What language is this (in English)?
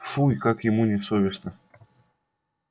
Russian